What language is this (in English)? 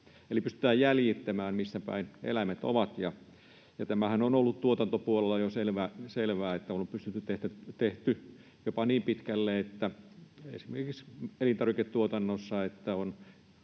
Finnish